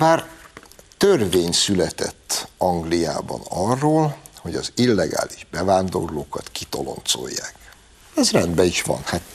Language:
Hungarian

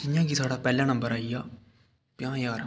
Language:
Dogri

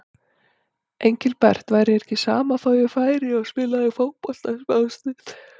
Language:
Icelandic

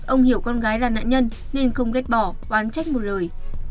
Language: Vietnamese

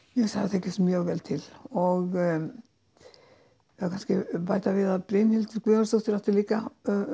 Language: Icelandic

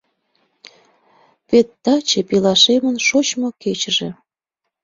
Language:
Mari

